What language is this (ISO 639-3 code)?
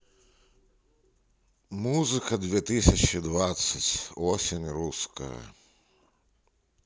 rus